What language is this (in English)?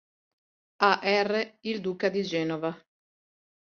Italian